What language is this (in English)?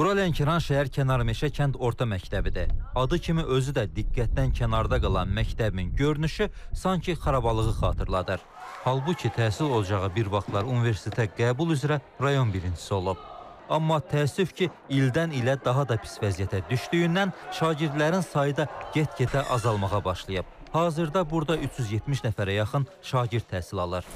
Turkish